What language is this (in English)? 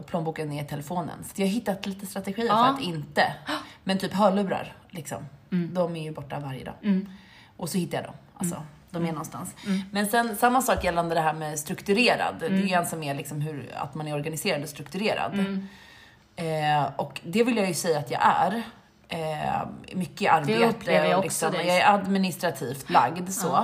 Swedish